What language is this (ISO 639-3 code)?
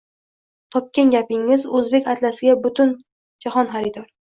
uzb